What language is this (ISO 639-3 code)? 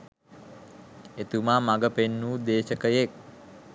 sin